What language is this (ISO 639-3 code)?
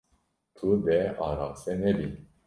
kur